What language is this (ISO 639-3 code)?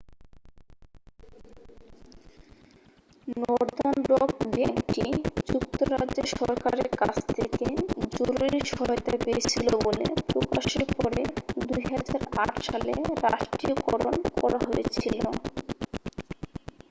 ben